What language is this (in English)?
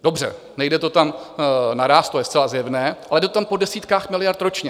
Czech